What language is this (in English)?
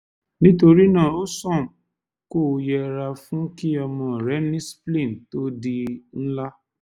Yoruba